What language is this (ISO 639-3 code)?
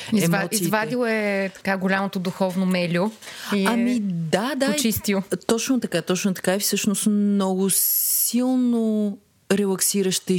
bul